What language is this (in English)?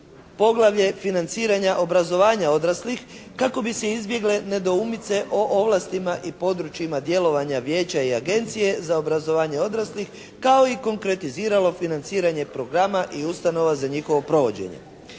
Croatian